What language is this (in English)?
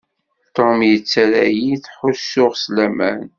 Kabyle